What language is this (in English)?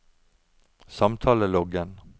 Norwegian